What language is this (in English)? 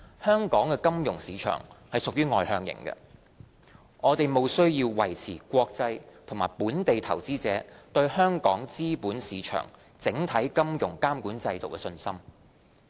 Cantonese